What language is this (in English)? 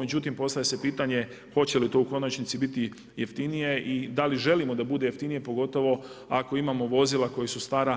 Croatian